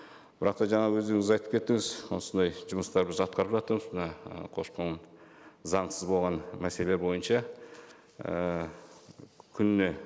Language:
Kazakh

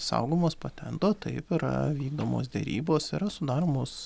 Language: Lithuanian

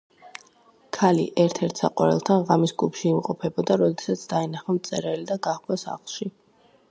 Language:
Georgian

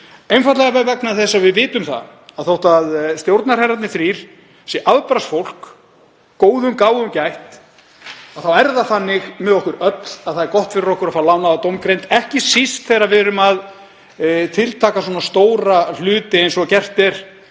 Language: Icelandic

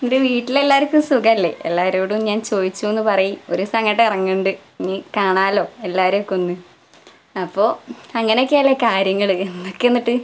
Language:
Malayalam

